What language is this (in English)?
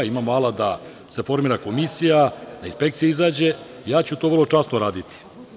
Serbian